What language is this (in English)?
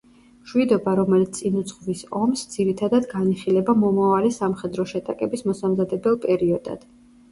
Georgian